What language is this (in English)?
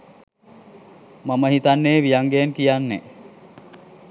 Sinhala